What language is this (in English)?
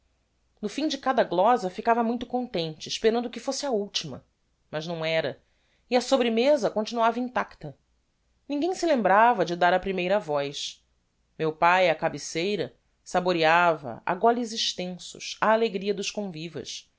Portuguese